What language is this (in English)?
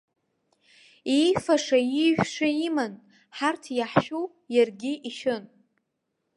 Abkhazian